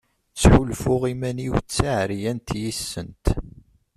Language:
Kabyle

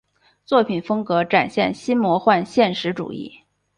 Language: Chinese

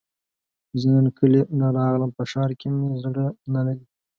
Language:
Pashto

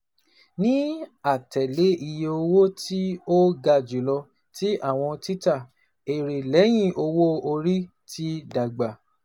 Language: Yoruba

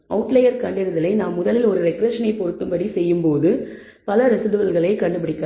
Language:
Tamil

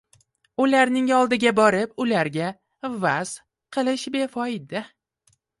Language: Uzbek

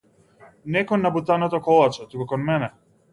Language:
Macedonian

